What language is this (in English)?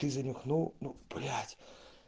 Russian